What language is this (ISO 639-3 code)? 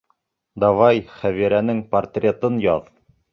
bak